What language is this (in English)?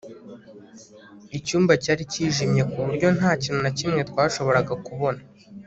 Kinyarwanda